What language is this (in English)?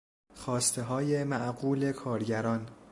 Persian